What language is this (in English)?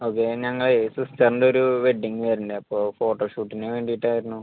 Malayalam